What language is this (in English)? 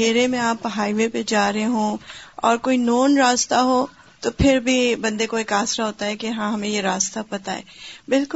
Urdu